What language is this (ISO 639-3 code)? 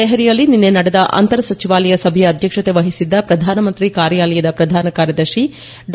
kan